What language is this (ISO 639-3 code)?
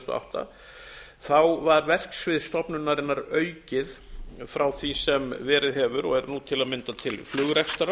isl